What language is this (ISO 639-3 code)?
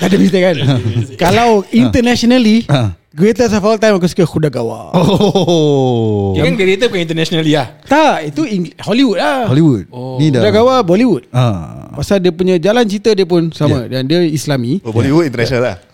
msa